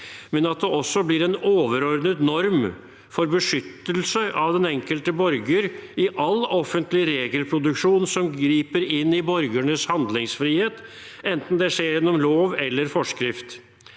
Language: Norwegian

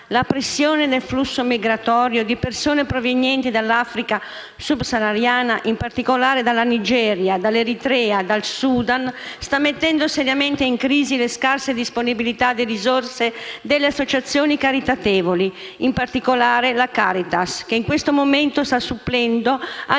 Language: Italian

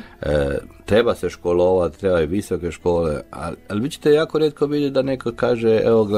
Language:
Croatian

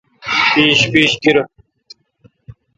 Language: Kalkoti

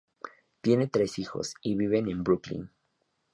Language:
Spanish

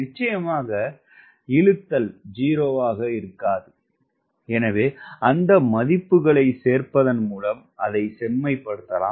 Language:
Tamil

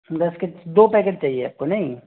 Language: Hindi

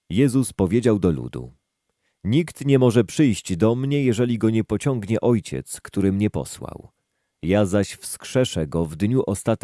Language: Polish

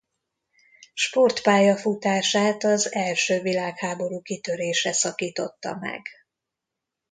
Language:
Hungarian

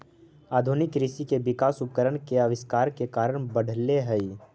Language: Magahi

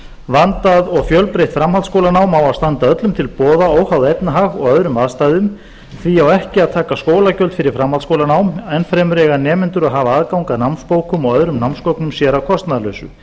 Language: Icelandic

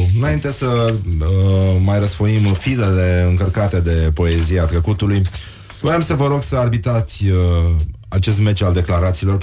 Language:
Romanian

